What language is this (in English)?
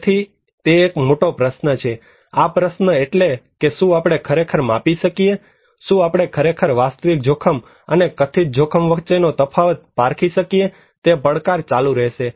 Gujarati